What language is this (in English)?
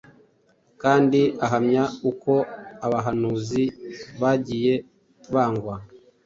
Kinyarwanda